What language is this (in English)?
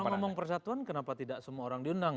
Indonesian